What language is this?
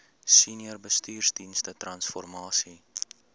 Afrikaans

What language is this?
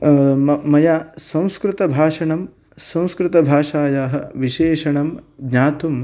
Sanskrit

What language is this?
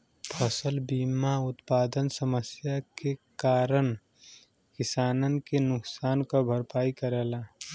Bhojpuri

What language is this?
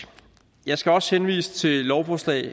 Danish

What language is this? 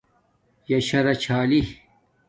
Domaaki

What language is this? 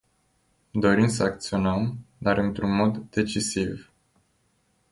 Romanian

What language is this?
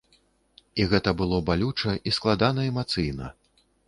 Belarusian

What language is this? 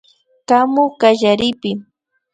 Imbabura Highland Quichua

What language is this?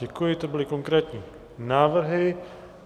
Czech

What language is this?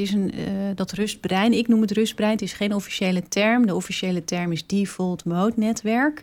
Dutch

